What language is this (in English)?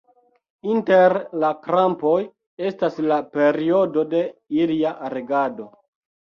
Esperanto